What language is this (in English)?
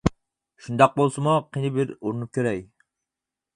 Uyghur